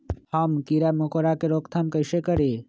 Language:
Magahi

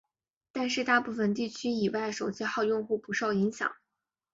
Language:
Chinese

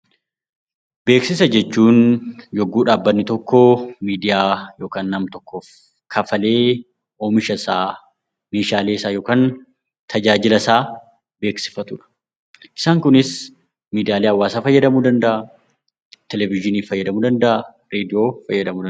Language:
Oromo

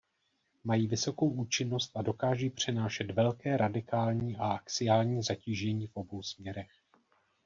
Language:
Czech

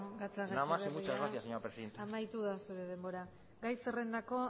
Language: Basque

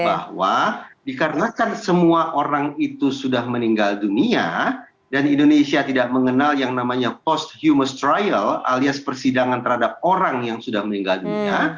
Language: Indonesian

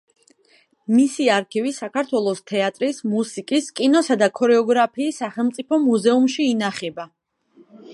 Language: Georgian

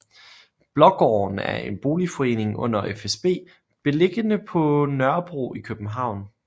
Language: Danish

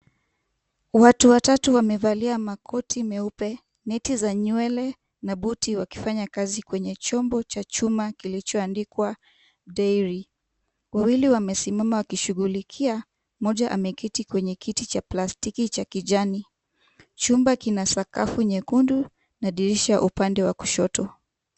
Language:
Swahili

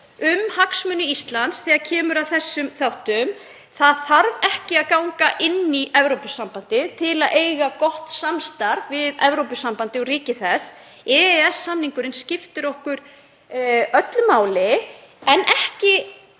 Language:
Icelandic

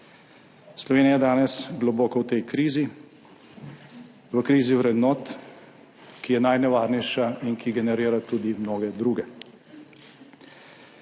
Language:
Slovenian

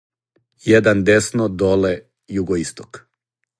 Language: Serbian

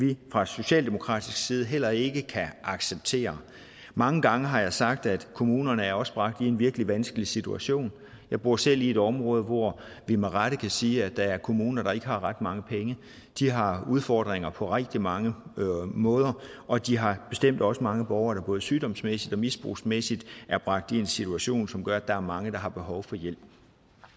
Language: Danish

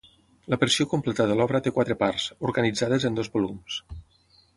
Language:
Catalan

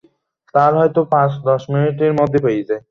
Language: Bangla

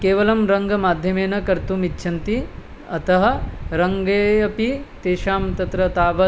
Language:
Sanskrit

